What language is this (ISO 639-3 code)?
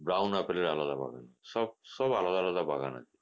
ben